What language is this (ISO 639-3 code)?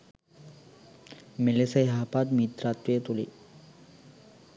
sin